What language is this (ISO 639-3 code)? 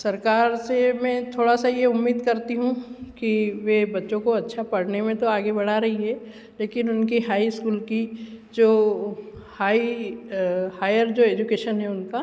hin